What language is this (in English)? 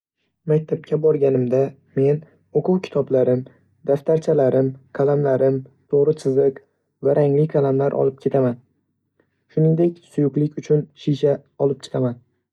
Uzbek